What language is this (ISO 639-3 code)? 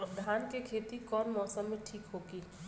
bho